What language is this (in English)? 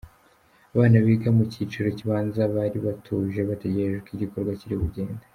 Kinyarwanda